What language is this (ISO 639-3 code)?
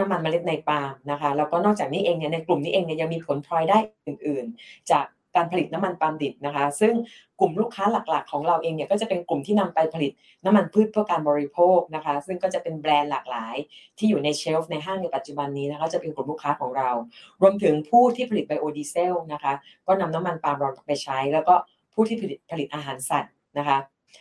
tha